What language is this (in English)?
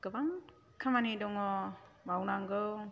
Bodo